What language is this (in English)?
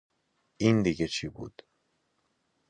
Persian